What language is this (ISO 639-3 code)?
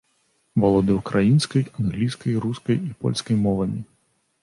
bel